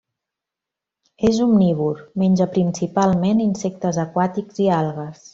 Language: Catalan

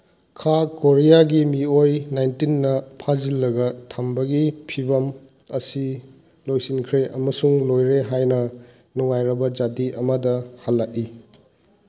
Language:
Manipuri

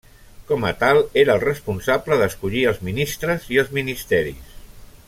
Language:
Catalan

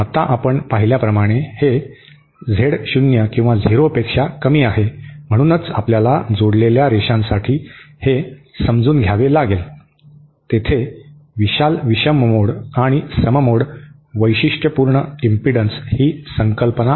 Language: Marathi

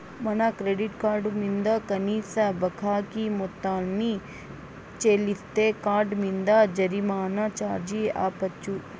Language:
Telugu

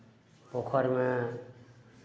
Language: Maithili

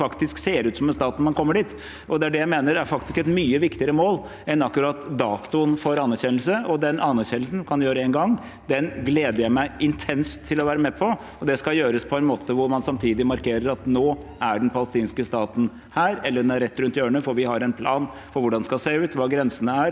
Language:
Norwegian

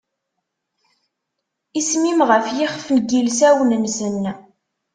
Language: Kabyle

